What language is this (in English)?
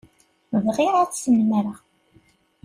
Kabyle